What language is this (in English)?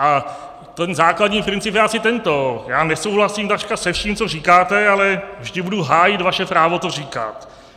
Czech